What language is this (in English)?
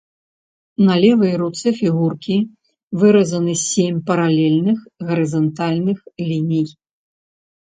Belarusian